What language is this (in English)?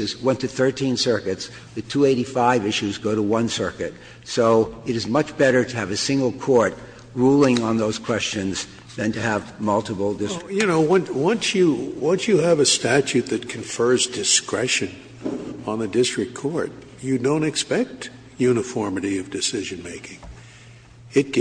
English